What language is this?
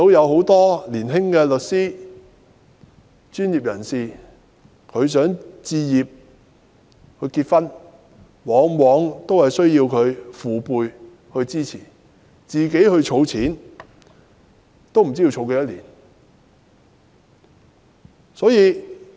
Cantonese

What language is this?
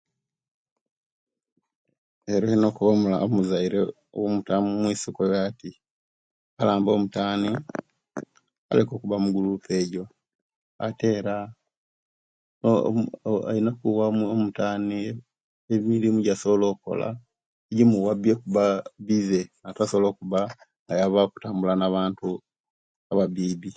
Kenyi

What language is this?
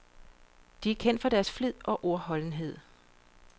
Danish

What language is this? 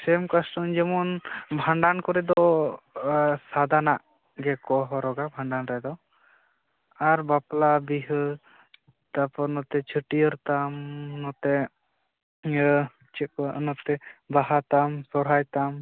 Santali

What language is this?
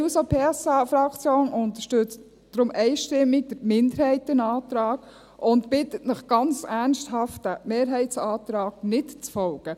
Swiss German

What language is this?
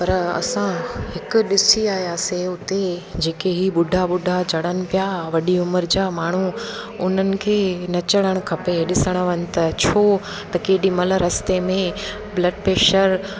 Sindhi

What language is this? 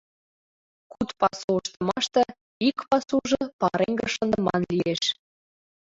Mari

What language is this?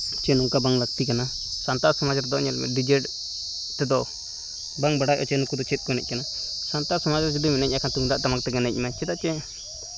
Santali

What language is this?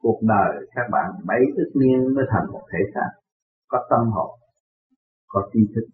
Vietnamese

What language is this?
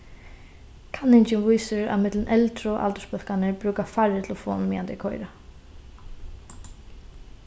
Faroese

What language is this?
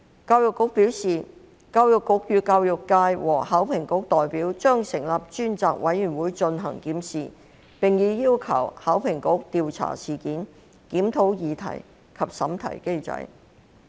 Cantonese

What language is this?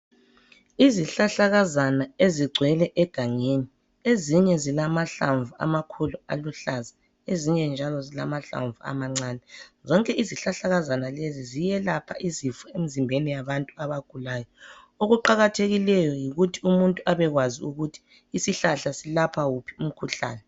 North Ndebele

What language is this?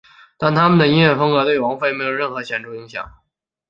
Chinese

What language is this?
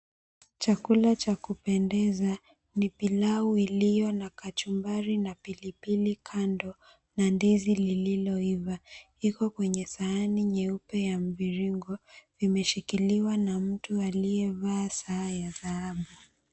Swahili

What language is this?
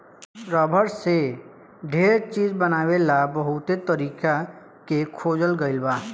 Bhojpuri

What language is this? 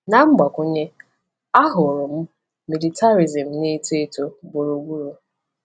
Igbo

